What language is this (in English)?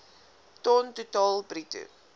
Afrikaans